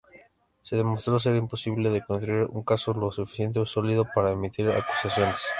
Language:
Spanish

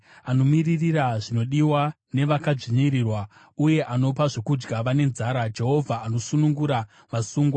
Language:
Shona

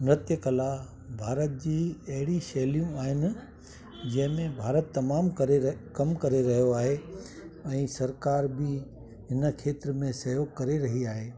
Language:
Sindhi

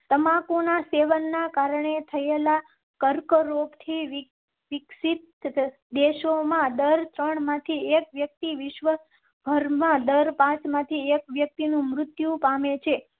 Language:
Gujarati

